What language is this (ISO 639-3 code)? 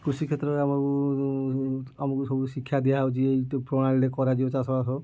ori